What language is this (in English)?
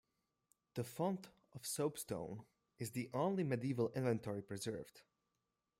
English